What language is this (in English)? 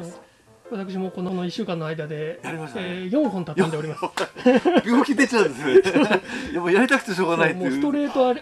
Japanese